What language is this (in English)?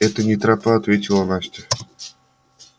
Russian